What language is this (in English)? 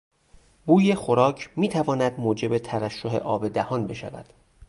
Persian